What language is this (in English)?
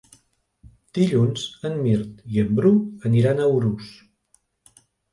Catalan